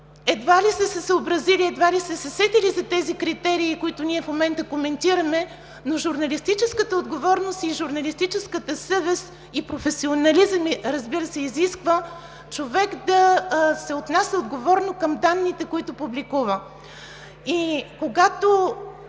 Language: Bulgarian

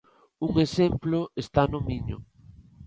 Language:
Galician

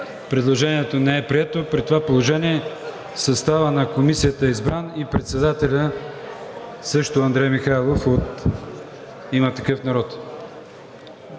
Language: Bulgarian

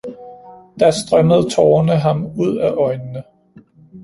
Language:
Danish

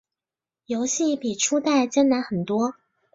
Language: Chinese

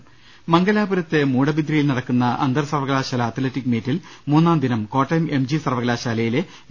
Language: Malayalam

